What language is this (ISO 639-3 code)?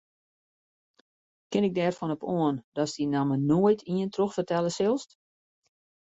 fry